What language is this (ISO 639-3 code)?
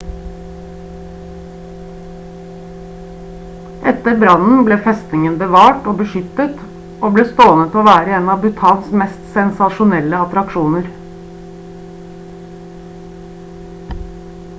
nob